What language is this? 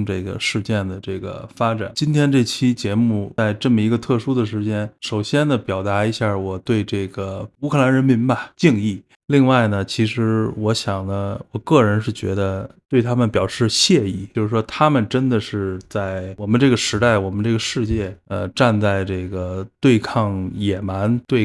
Chinese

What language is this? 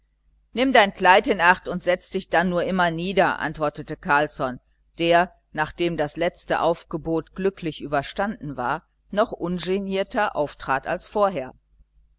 German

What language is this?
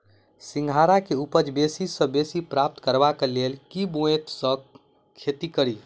Maithili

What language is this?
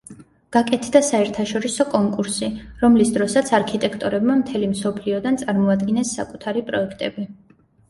Georgian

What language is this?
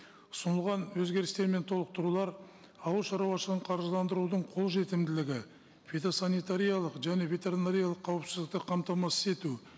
Kazakh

